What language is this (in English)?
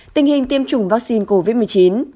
Vietnamese